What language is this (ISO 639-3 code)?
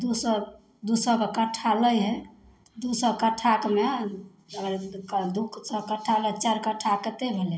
mai